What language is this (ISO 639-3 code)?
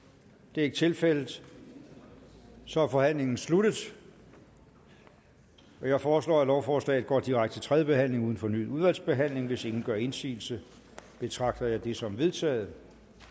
dan